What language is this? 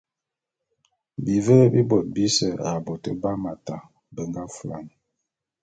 Bulu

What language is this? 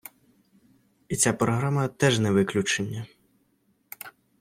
Ukrainian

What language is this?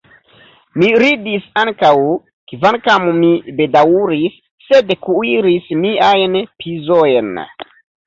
Esperanto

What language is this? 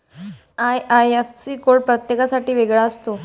Marathi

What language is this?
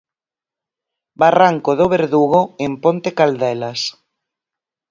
Galician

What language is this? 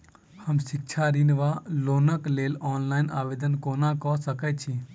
Maithili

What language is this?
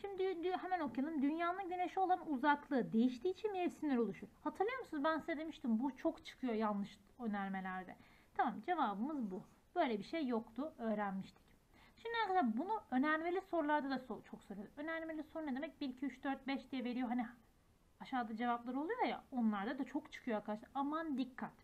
Turkish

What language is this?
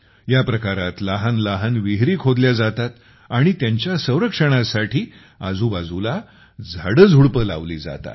Marathi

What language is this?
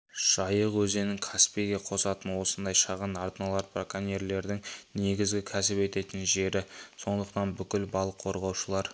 Kazakh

